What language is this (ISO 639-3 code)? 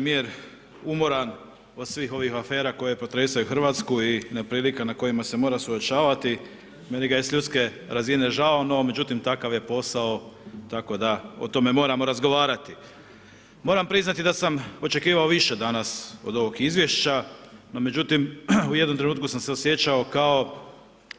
hrv